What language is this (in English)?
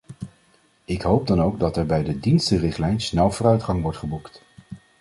Dutch